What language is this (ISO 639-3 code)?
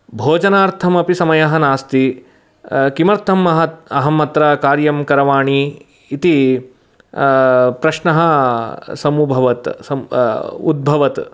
san